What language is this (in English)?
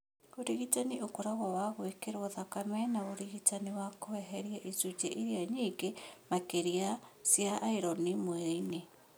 Kikuyu